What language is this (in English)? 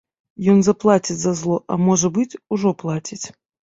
Belarusian